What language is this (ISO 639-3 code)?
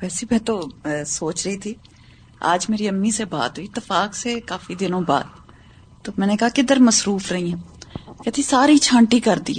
urd